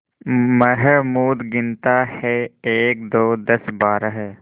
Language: Hindi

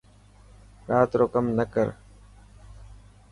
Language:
Dhatki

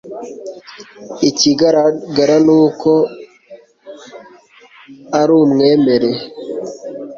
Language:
Kinyarwanda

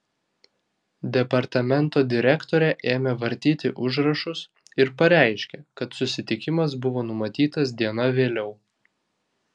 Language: Lithuanian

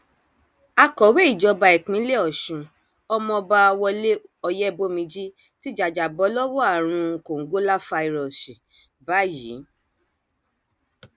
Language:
Yoruba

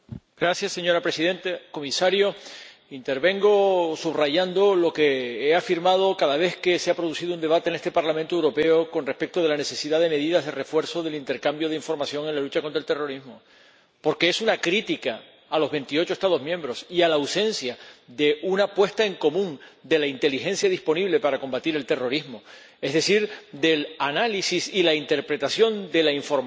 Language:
Spanish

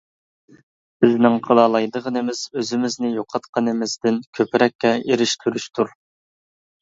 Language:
Uyghur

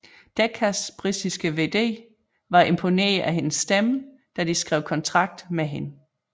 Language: Danish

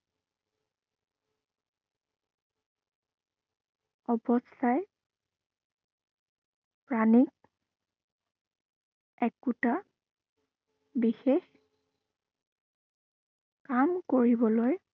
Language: Assamese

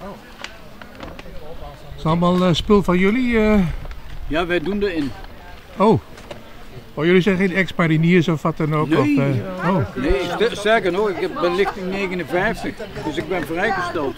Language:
Dutch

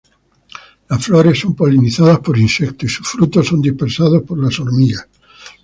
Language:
Spanish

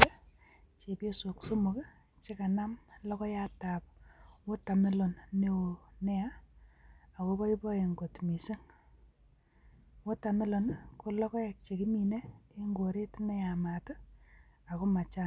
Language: Kalenjin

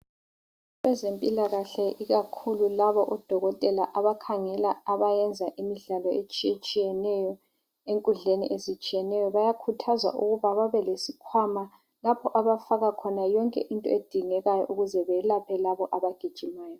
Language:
North Ndebele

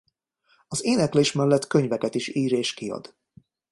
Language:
Hungarian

